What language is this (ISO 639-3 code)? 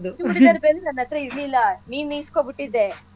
kan